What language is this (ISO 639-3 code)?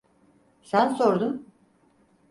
tur